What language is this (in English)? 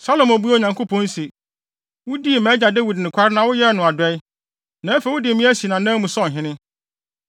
Akan